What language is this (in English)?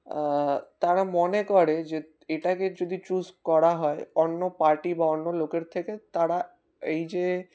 Bangla